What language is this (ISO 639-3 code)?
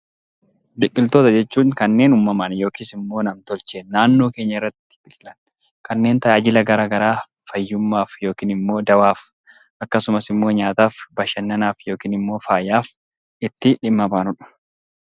orm